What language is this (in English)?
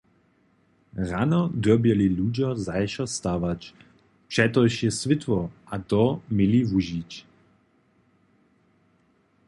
Upper Sorbian